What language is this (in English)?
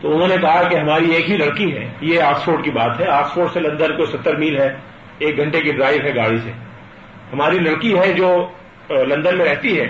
Urdu